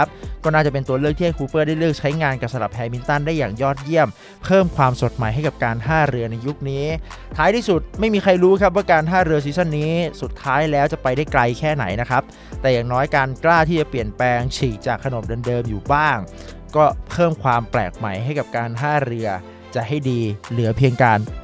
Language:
Thai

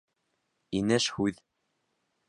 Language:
Bashkir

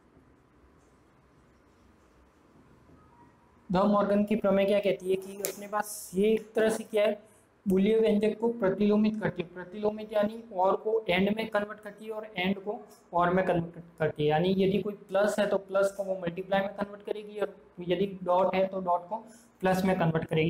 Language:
Hindi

